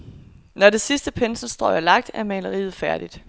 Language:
Danish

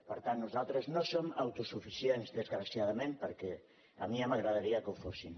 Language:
Catalan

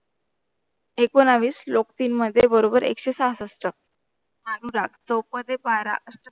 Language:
Marathi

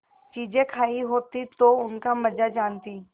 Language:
Hindi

